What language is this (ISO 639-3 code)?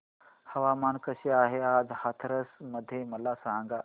mar